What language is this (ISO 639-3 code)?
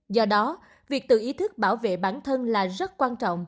vie